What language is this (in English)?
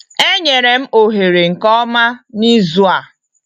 Igbo